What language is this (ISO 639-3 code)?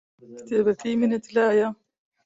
ckb